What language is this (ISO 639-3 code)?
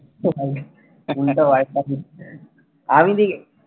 ben